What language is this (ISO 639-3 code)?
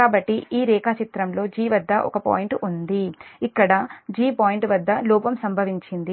tel